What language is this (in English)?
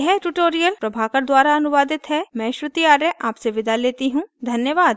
Hindi